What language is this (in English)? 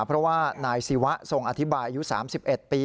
Thai